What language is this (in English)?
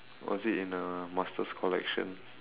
English